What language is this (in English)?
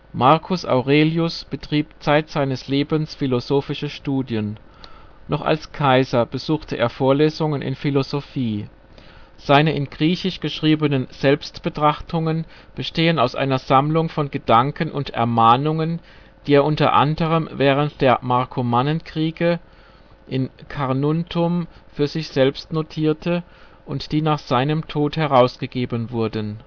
German